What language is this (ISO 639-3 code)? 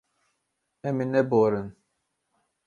kur